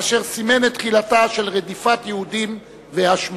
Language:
Hebrew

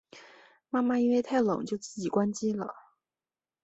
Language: Chinese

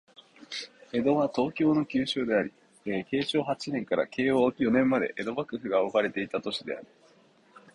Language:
Japanese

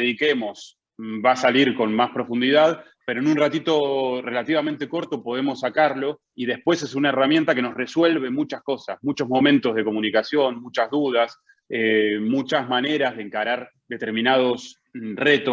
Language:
Spanish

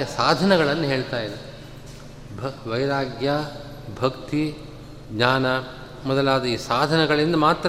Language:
Kannada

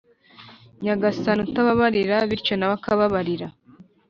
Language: Kinyarwanda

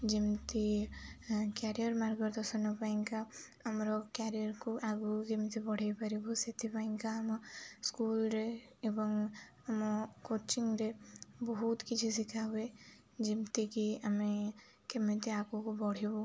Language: Odia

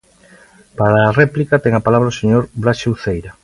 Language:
Galician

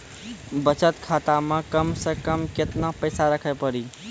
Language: Maithili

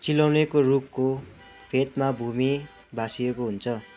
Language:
Nepali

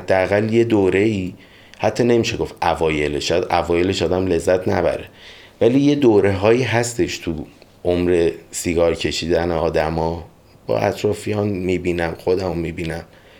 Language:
Persian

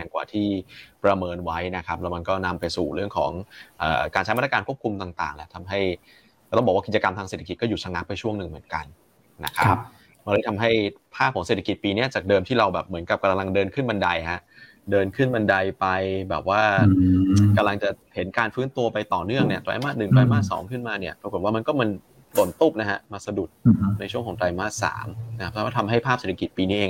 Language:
Thai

